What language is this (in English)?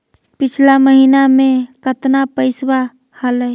Magahi